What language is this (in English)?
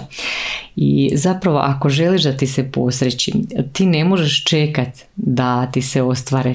Croatian